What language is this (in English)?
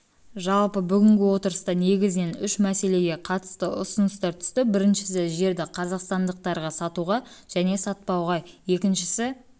Kazakh